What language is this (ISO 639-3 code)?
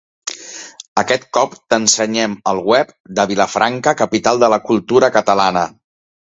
cat